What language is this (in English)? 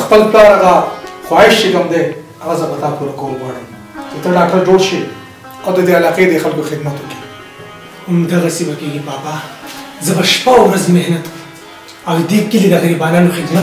Arabic